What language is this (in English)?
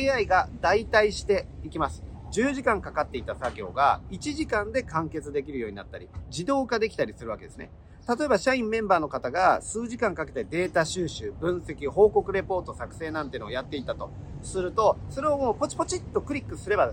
Japanese